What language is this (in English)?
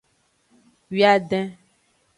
Aja (Benin)